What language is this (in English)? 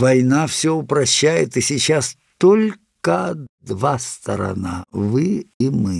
Russian